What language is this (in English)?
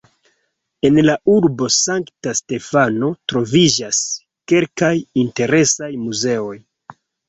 Esperanto